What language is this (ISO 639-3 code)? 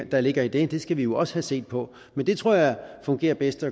dan